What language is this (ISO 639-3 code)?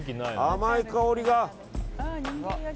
jpn